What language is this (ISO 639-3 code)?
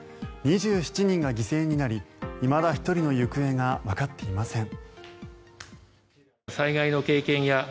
jpn